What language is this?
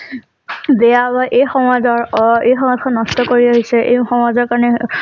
Assamese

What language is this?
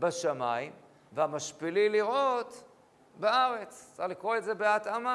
Hebrew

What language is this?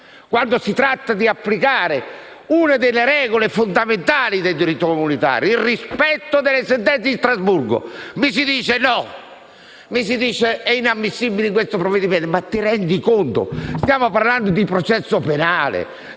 Italian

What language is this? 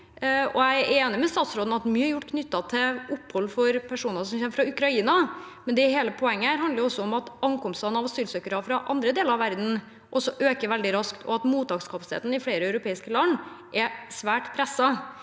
Norwegian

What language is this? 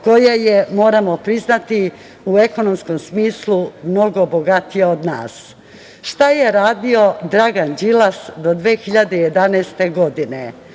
Serbian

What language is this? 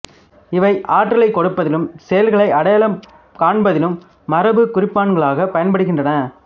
Tamil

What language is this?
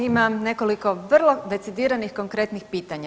Croatian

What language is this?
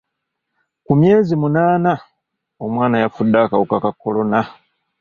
Ganda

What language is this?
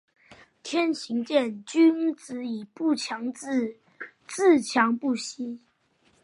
Chinese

